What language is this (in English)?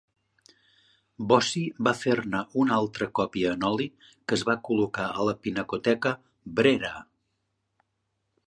Catalan